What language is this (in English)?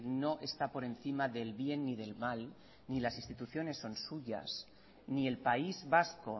Spanish